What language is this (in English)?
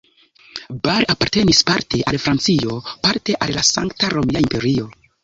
Esperanto